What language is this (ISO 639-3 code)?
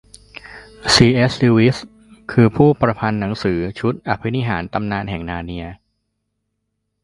tha